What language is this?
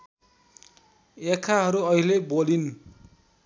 Nepali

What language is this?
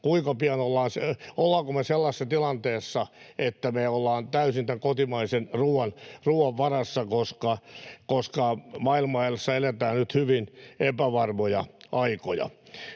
Finnish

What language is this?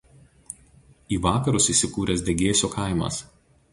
Lithuanian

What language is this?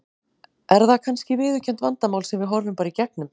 Icelandic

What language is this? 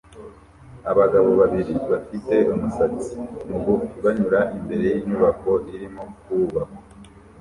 Kinyarwanda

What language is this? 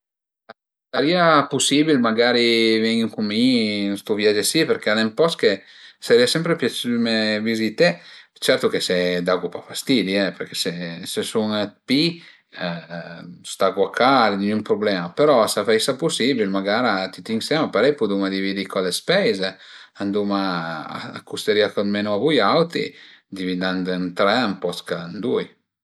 Piedmontese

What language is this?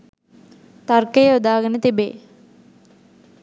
Sinhala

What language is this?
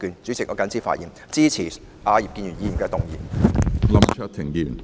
Cantonese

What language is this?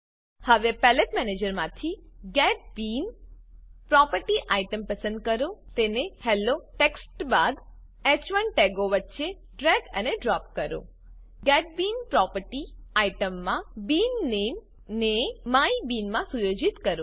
Gujarati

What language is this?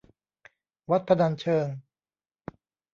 Thai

